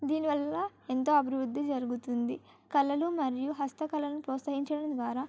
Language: Telugu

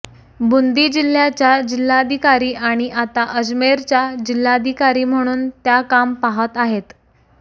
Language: Marathi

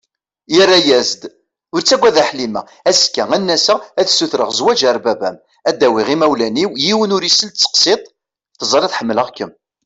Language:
Kabyle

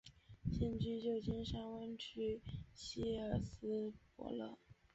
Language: Chinese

